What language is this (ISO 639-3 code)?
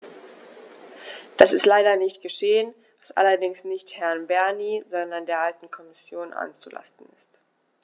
deu